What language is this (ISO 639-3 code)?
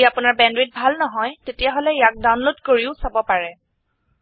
asm